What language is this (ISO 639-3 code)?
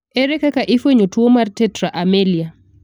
luo